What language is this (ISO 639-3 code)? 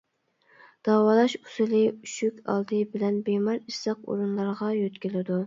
uig